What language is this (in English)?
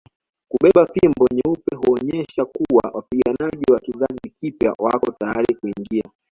Swahili